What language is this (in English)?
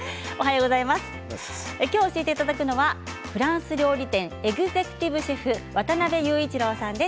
Japanese